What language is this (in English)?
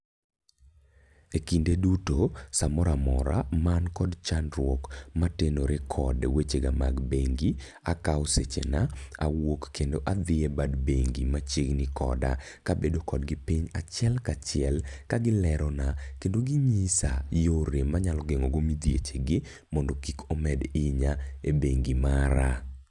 Luo (Kenya and Tanzania)